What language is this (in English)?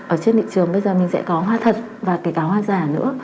Vietnamese